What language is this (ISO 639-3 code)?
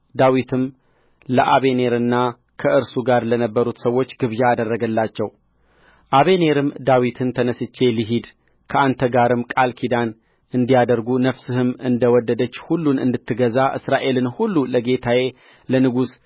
amh